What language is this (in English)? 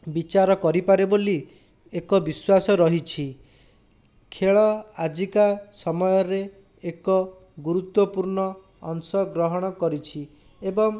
Odia